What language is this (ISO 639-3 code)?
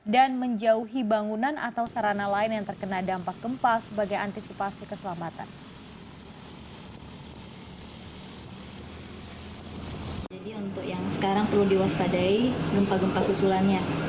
ind